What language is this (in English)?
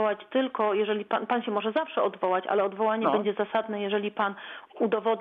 Polish